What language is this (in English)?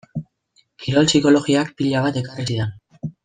Basque